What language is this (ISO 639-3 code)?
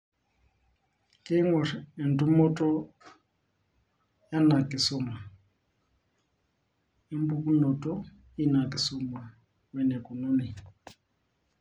mas